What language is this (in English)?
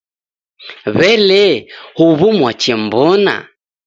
Taita